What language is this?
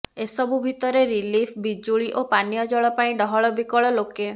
Odia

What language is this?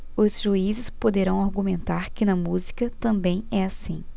Portuguese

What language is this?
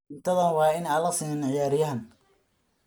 Somali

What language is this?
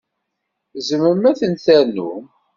Kabyle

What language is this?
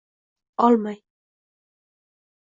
Uzbek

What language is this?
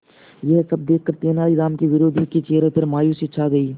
Hindi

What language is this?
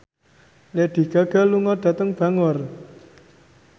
Javanese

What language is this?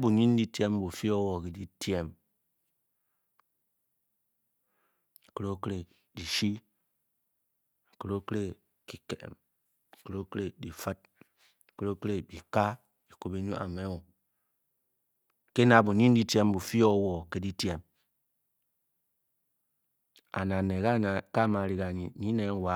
Bokyi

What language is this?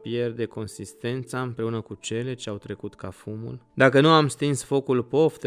Romanian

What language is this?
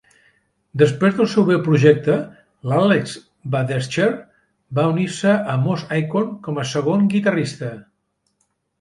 Catalan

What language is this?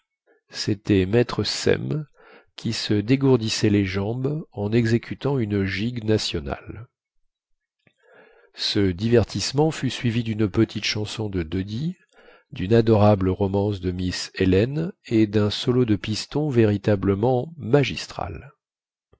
French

